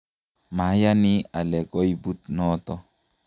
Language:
Kalenjin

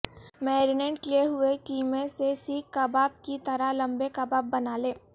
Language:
Urdu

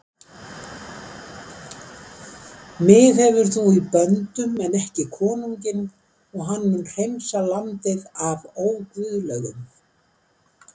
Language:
Icelandic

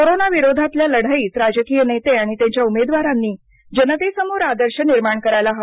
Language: Marathi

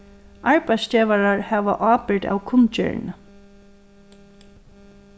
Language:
Faroese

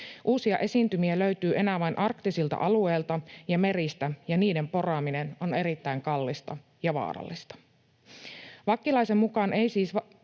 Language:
Finnish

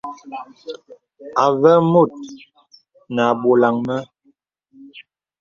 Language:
Bebele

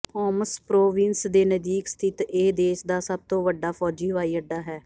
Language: Punjabi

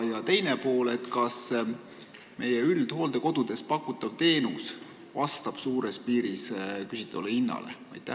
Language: Estonian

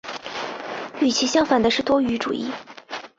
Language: Chinese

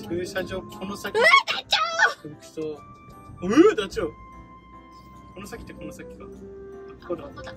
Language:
Japanese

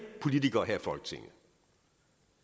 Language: Danish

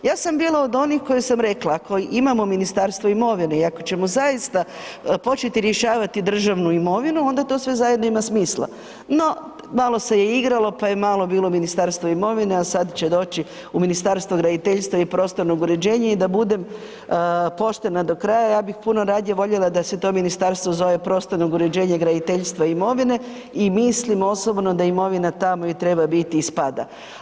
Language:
Croatian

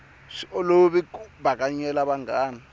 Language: Tsonga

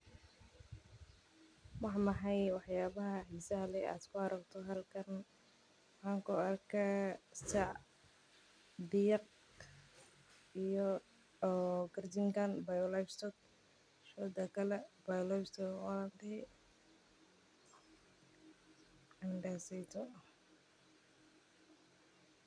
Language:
Somali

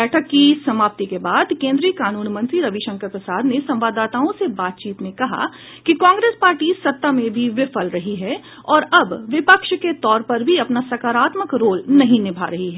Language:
Hindi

